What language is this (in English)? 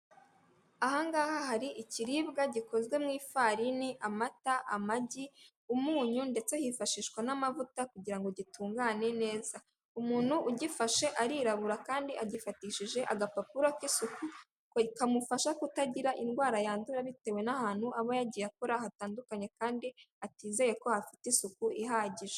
Kinyarwanda